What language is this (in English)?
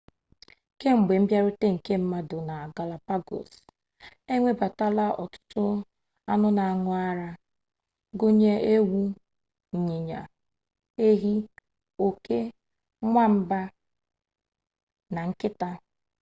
Igbo